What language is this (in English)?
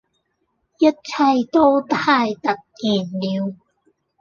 Cantonese